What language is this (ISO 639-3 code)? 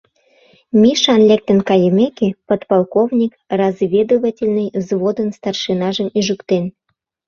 chm